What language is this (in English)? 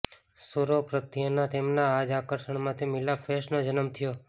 Gujarati